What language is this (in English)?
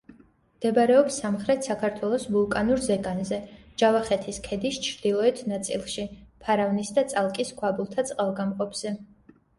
Georgian